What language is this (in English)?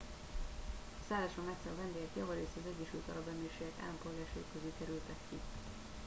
Hungarian